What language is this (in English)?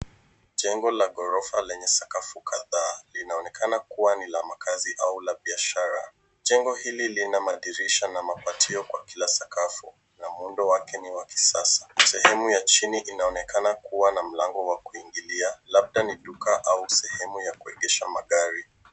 Swahili